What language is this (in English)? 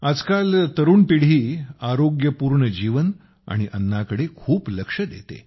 Marathi